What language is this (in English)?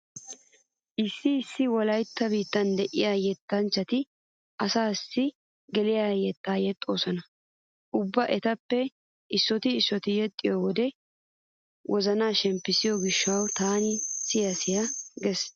Wolaytta